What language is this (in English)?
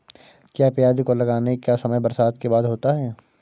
Hindi